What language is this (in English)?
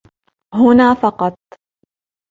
Arabic